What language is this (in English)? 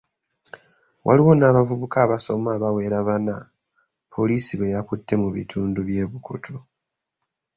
Ganda